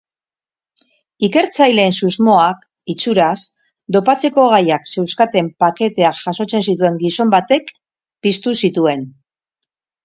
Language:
Basque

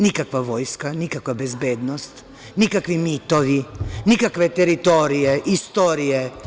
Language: Serbian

